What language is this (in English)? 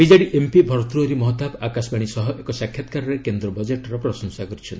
Odia